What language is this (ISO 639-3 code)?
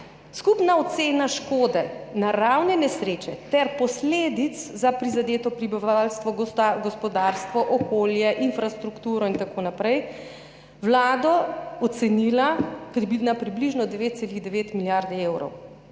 slv